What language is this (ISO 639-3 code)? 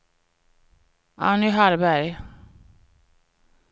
swe